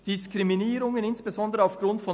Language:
Swiss German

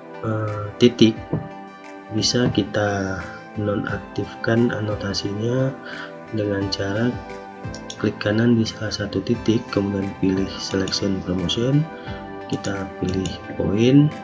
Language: Indonesian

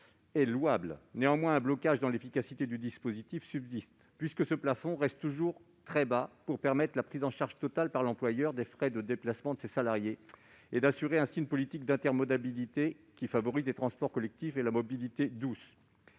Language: French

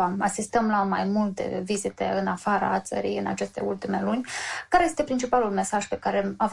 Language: Romanian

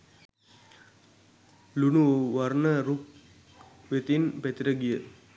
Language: Sinhala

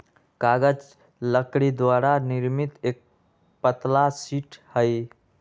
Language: Magahi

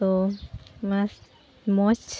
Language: Santali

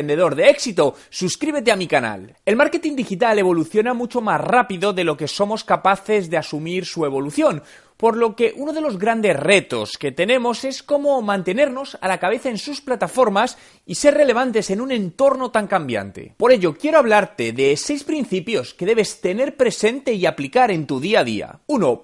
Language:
Spanish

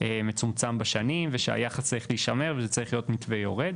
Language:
Hebrew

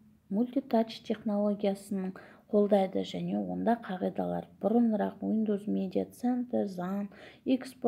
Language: Russian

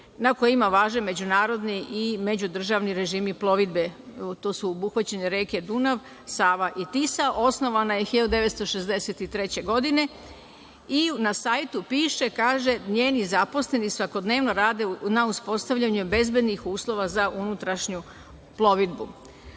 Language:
Serbian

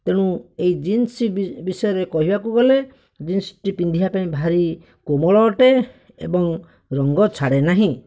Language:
Odia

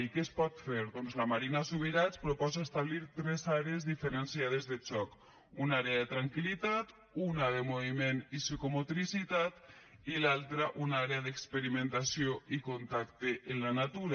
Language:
Catalan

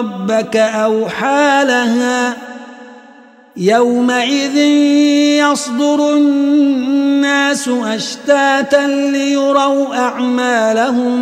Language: Arabic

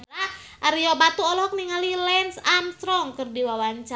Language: Sundanese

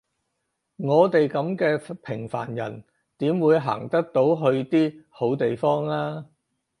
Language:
Cantonese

